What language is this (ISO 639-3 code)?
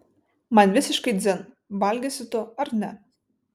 lit